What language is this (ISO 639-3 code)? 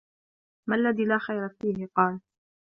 ara